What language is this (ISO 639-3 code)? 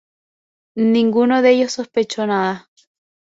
spa